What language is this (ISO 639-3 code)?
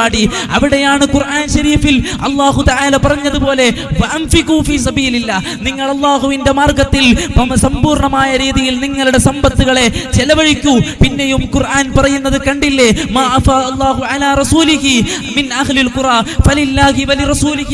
mal